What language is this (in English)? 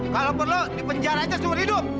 Indonesian